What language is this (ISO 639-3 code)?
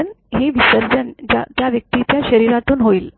mar